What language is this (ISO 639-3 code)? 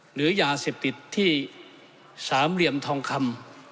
tha